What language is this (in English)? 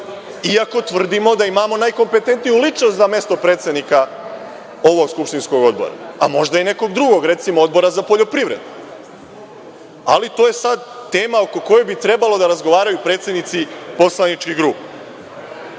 Serbian